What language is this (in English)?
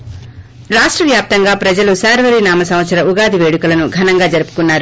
Telugu